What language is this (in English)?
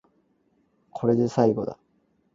Cantonese